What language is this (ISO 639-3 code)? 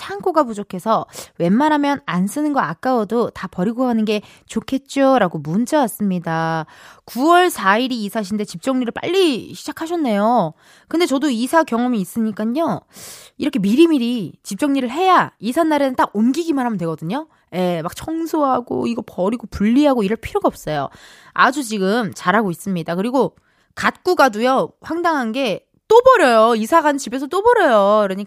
kor